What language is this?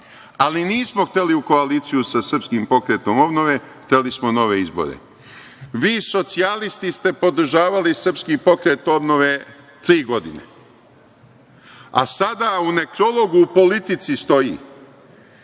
Serbian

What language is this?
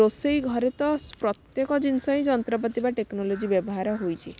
Odia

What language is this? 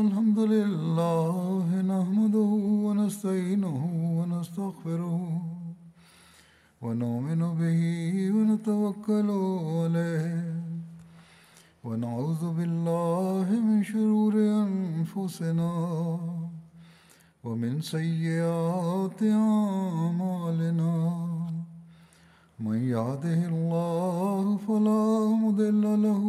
Bulgarian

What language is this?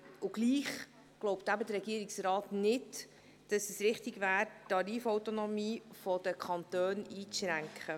Swiss German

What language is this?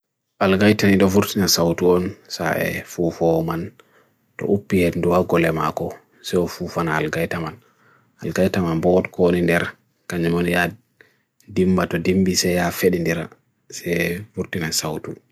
Bagirmi Fulfulde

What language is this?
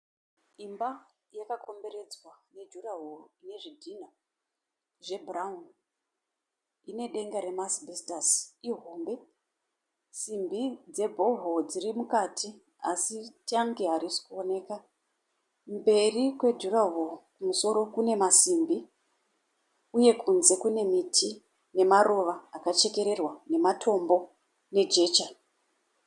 Shona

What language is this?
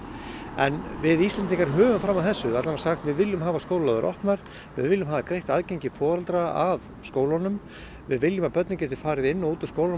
Icelandic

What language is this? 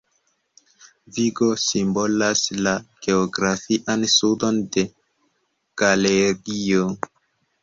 Esperanto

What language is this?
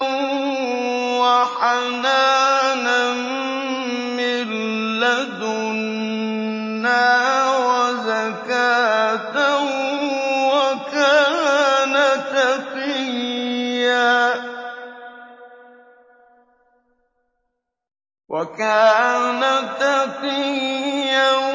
Arabic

